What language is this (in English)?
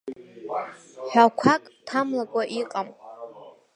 Abkhazian